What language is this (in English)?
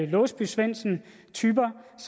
Danish